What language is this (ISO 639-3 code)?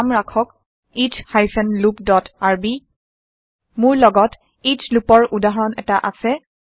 asm